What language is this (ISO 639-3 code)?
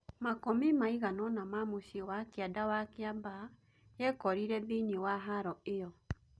kik